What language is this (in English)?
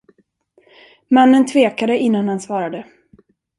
Swedish